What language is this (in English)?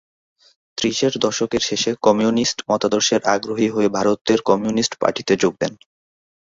Bangla